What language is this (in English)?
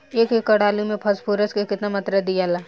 Bhojpuri